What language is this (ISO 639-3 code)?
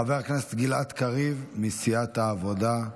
heb